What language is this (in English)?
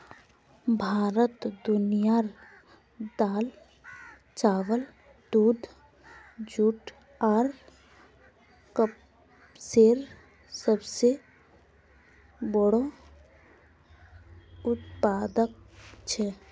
Magahi